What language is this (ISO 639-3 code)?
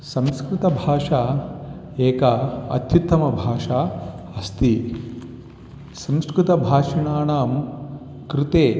san